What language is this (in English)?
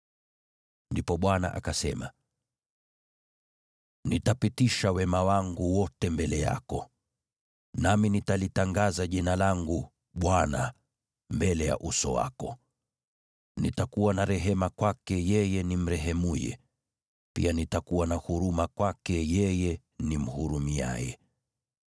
Swahili